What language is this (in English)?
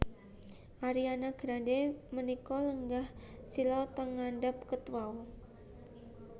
Javanese